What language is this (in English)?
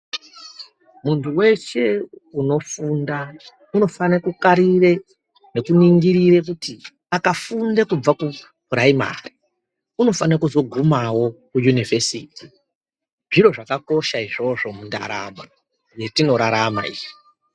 Ndau